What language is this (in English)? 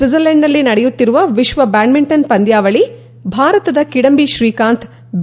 Kannada